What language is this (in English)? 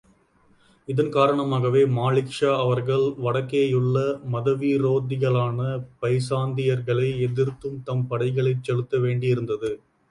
Tamil